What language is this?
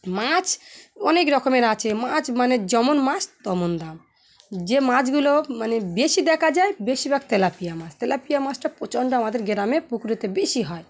Bangla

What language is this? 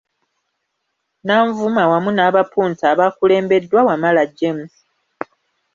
Ganda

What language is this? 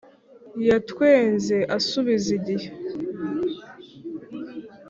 Kinyarwanda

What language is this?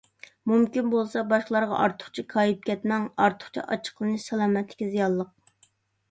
Uyghur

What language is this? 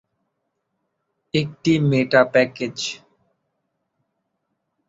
Bangla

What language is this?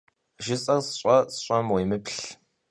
Kabardian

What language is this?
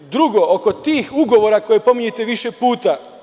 Serbian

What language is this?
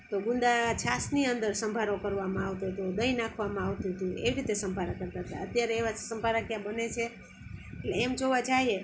Gujarati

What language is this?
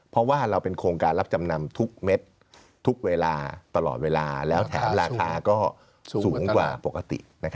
Thai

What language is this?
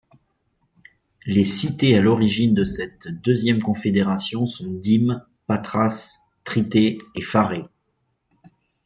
French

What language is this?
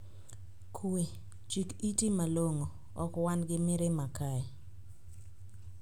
Luo (Kenya and Tanzania)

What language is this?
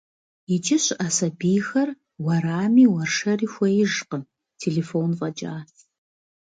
Kabardian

